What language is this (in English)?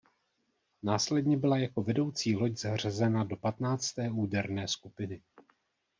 Czech